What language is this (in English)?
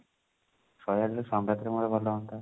Odia